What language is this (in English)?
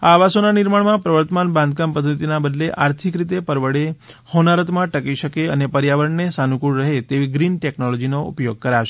Gujarati